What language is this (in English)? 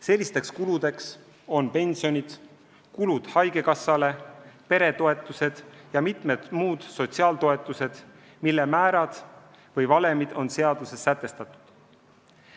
Estonian